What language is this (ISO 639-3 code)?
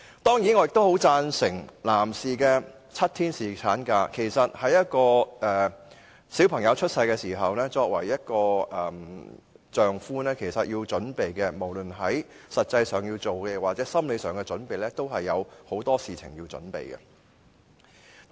yue